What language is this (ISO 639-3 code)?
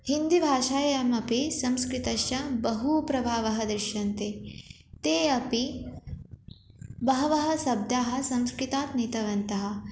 san